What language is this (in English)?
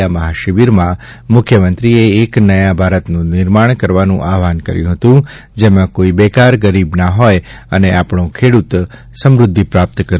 Gujarati